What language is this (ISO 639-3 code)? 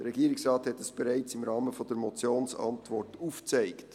gsw